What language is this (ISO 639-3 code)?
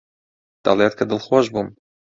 ckb